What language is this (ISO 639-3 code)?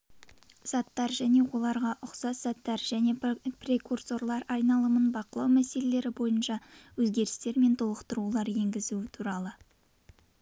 kaz